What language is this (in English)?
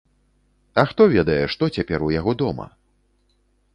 Belarusian